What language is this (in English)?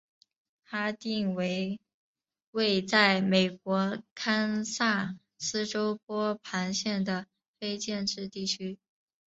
Chinese